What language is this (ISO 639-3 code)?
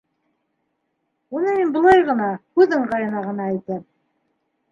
bak